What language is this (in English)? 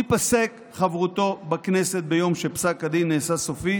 Hebrew